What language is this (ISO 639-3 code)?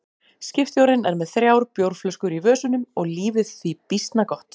isl